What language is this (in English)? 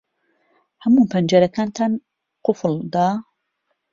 Central Kurdish